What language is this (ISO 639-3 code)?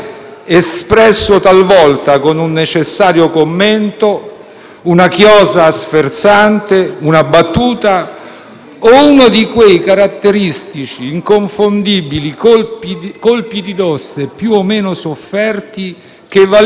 ita